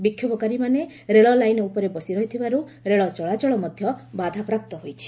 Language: Odia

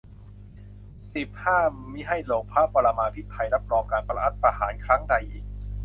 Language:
Thai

